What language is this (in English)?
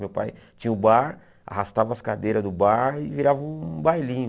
Portuguese